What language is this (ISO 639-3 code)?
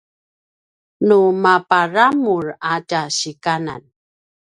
pwn